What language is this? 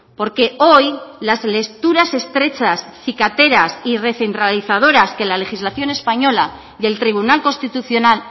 Spanish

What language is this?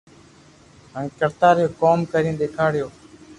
Loarki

